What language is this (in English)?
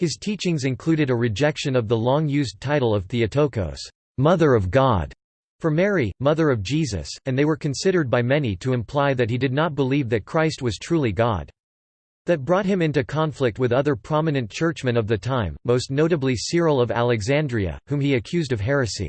English